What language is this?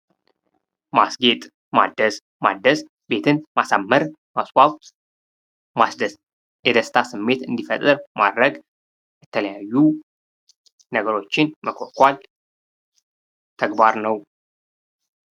Amharic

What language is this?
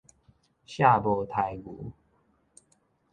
Min Nan Chinese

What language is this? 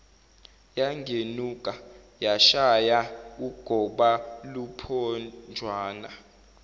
Zulu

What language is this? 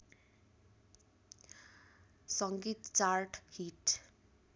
Nepali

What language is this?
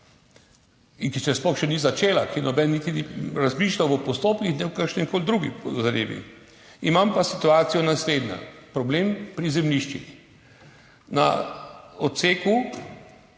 Slovenian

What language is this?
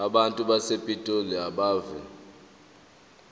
Zulu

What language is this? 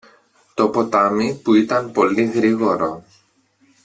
Greek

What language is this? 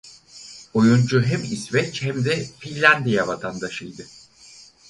Turkish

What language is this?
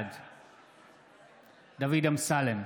Hebrew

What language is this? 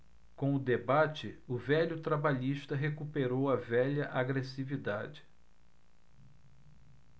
Portuguese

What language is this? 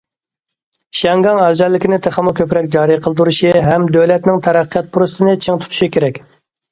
Uyghur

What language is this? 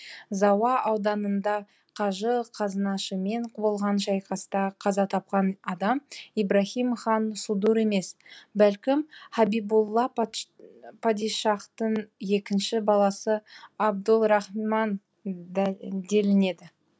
Kazakh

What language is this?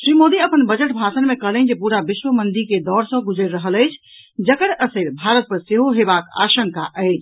Maithili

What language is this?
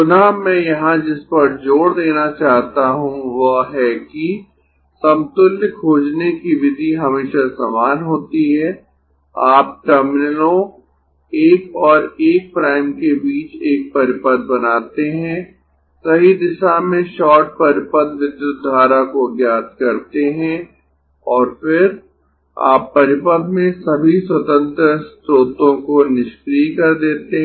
Hindi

